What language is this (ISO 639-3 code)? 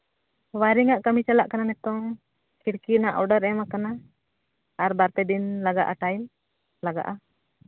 sat